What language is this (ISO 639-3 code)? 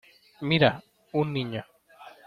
spa